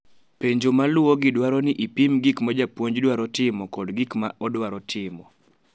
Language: Luo (Kenya and Tanzania)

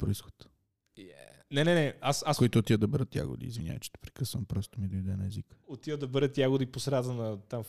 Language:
Bulgarian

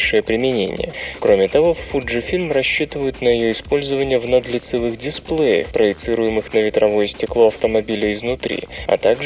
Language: Russian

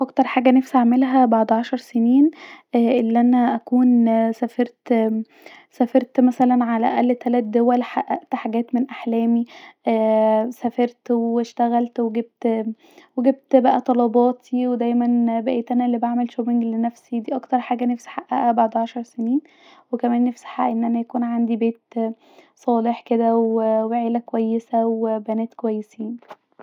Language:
Egyptian Arabic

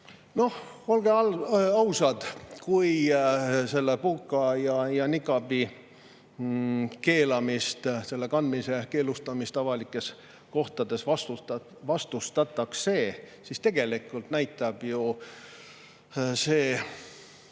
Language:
Estonian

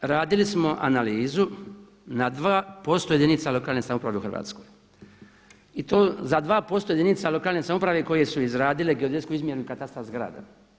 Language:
Croatian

